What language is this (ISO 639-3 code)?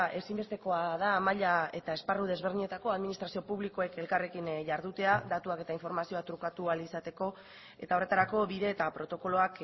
eus